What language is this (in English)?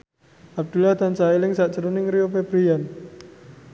Javanese